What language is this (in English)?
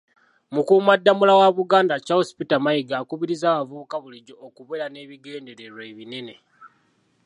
Ganda